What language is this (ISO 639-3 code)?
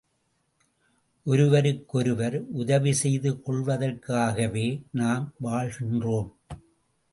tam